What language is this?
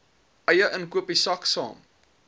Afrikaans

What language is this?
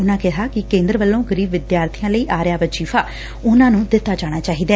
Punjabi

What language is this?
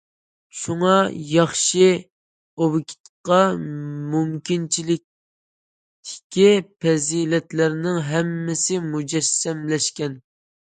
Uyghur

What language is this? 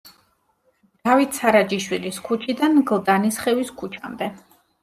Georgian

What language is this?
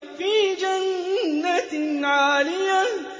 Arabic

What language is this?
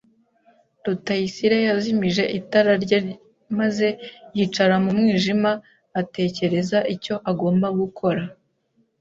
Kinyarwanda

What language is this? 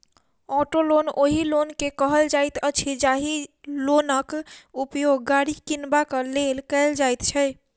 Maithili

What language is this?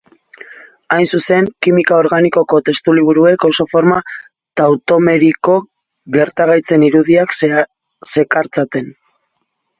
Basque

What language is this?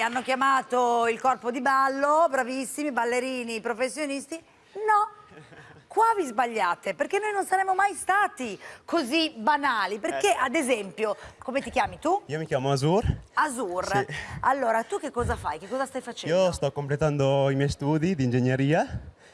Italian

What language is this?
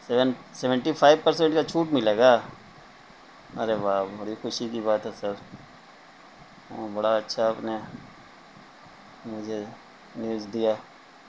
Urdu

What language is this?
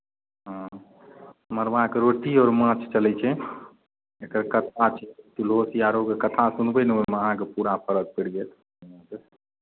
Maithili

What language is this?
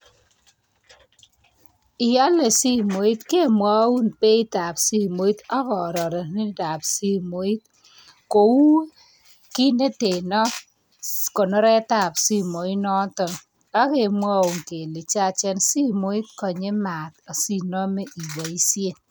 Kalenjin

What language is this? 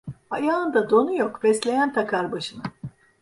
Turkish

